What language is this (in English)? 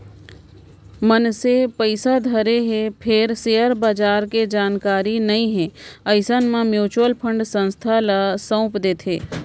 Chhattisgarhi